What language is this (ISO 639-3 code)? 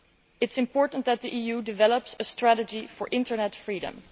eng